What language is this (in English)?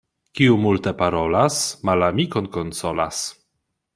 Esperanto